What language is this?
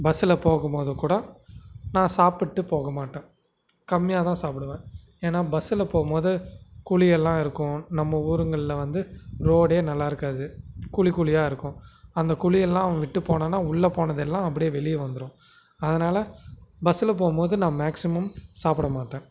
Tamil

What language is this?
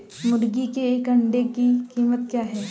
Hindi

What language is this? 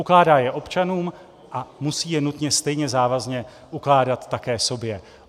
Czech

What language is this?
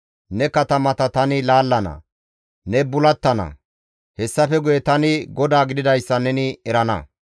Gamo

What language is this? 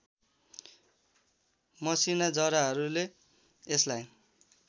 Nepali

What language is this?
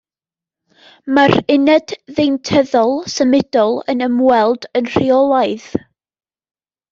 Welsh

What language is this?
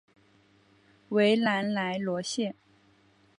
Chinese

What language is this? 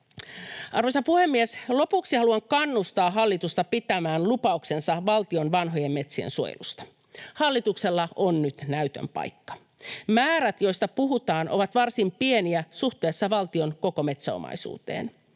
Finnish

